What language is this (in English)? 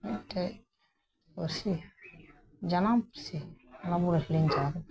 Santali